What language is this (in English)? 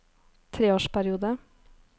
Norwegian